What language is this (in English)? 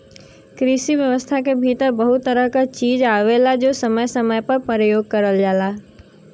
Bhojpuri